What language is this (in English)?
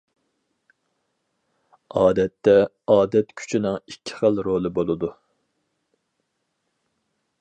Uyghur